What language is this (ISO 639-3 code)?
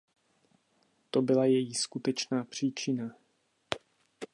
ces